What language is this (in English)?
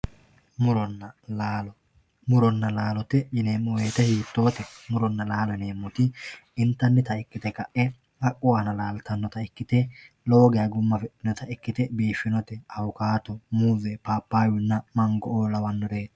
Sidamo